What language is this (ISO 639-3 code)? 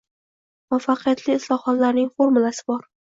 uzb